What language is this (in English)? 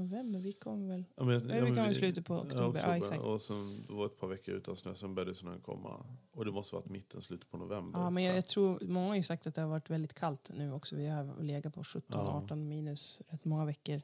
Swedish